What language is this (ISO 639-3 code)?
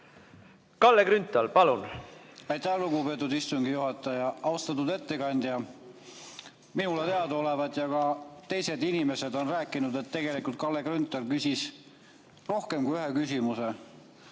est